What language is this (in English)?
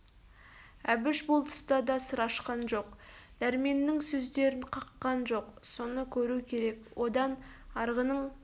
Kazakh